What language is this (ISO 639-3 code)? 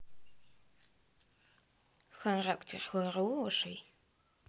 rus